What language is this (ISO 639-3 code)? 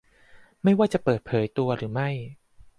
tha